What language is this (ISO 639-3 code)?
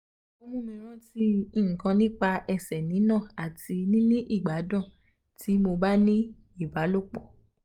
yor